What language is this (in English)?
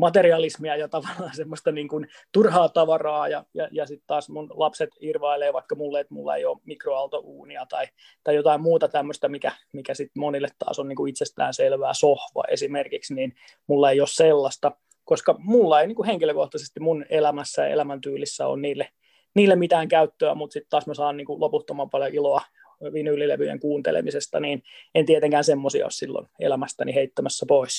Finnish